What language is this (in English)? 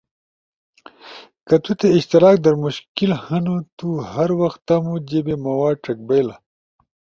Ushojo